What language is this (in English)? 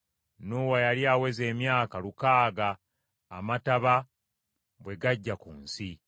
Ganda